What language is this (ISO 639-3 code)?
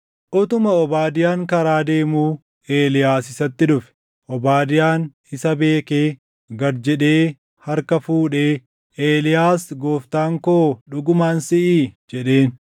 orm